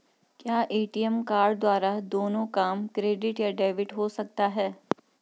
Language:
Hindi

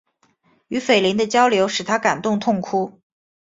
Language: Chinese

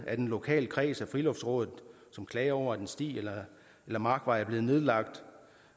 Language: Danish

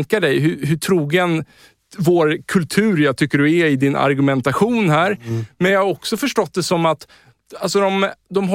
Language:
Swedish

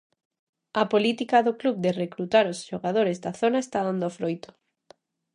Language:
Galician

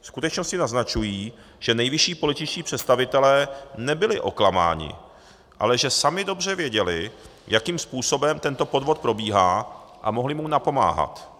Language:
Czech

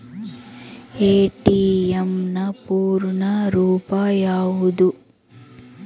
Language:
Kannada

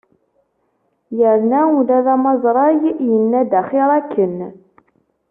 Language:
Kabyle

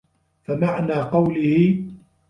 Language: Arabic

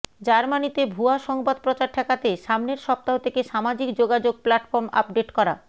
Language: Bangla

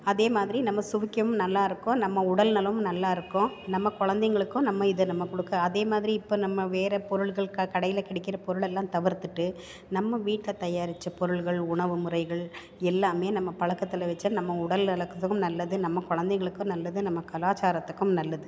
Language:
Tamil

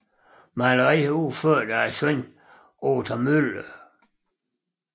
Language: Danish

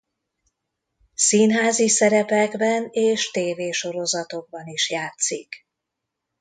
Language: Hungarian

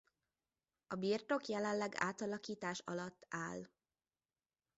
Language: Hungarian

